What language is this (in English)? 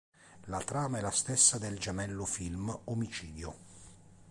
Italian